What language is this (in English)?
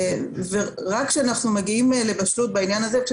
Hebrew